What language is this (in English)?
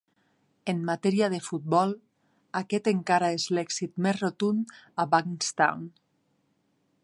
Catalan